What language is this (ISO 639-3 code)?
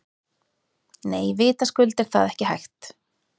isl